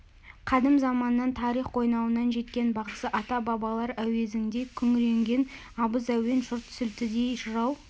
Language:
Kazakh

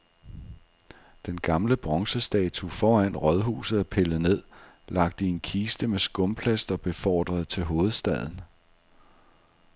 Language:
Danish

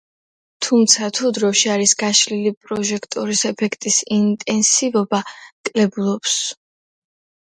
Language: Georgian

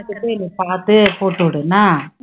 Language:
Tamil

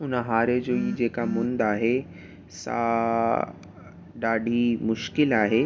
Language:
Sindhi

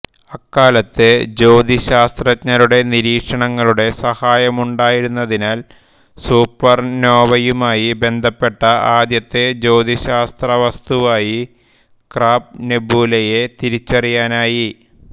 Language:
Malayalam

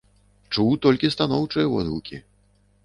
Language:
Belarusian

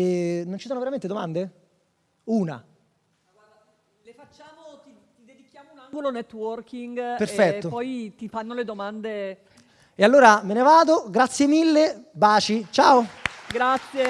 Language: Italian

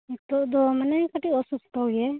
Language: Santali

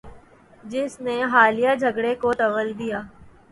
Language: Urdu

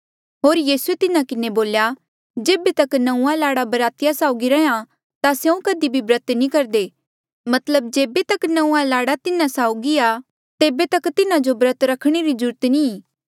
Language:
Mandeali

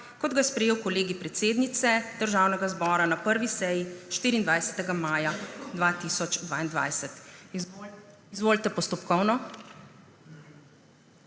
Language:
Slovenian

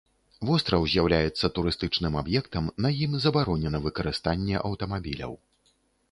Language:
Belarusian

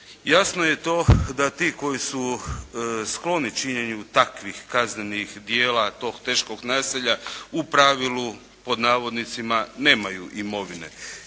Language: Croatian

